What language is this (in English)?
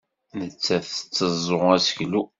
Kabyle